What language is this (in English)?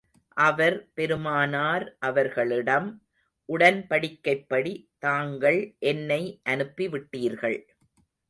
Tamil